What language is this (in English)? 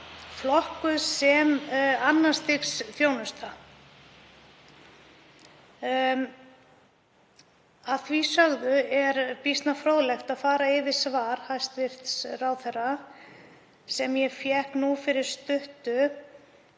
Icelandic